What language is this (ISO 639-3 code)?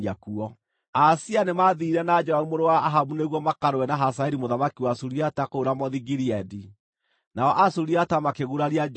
kik